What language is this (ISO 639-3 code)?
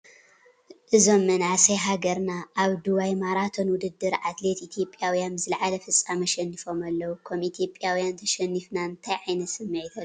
tir